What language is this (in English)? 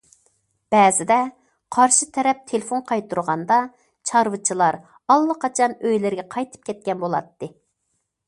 Uyghur